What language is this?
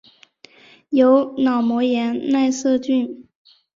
Chinese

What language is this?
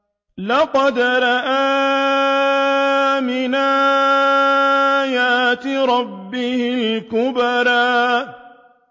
Arabic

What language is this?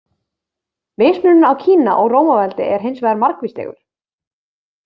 Icelandic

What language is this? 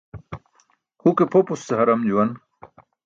Burushaski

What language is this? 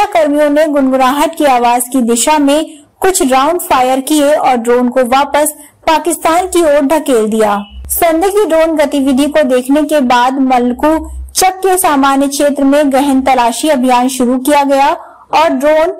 Hindi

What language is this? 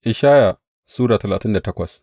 Hausa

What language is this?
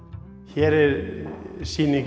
Icelandic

